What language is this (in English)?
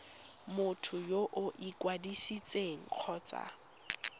Tswana